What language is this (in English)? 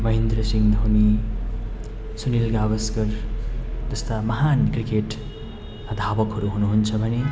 Nepali